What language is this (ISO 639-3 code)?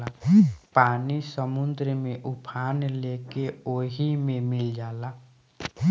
bho